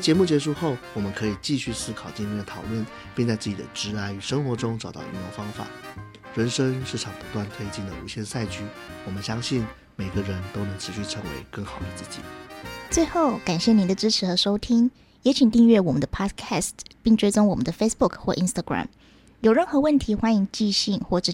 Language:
Chinese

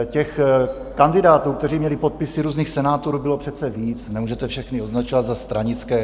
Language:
Czech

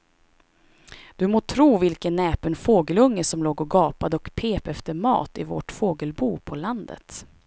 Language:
Swedish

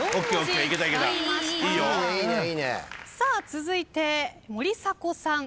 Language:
Japanese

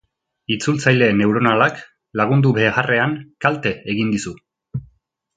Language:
Basque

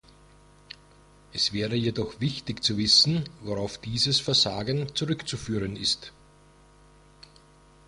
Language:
German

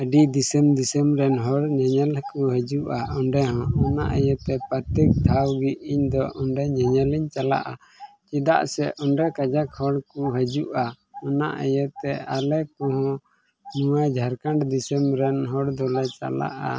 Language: Santali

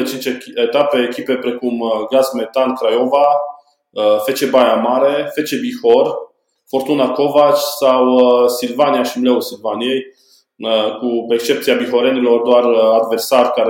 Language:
Romanian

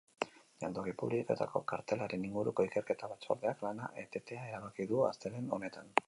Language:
Basque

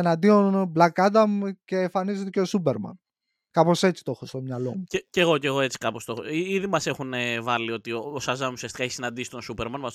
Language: Greek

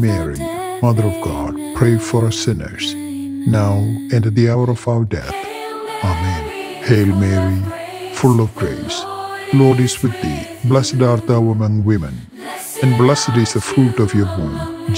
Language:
English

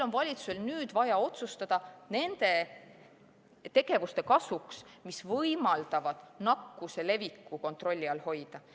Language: Estonian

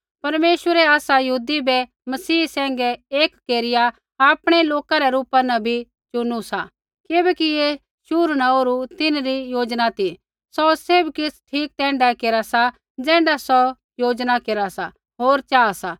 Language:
Kullu Pahari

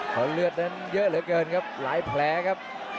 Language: Thai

